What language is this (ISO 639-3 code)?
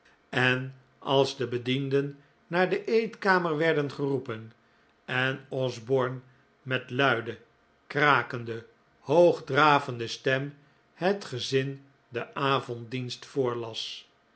nld